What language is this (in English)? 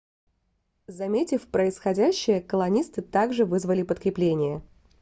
Russian